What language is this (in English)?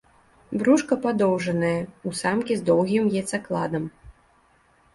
Belarusian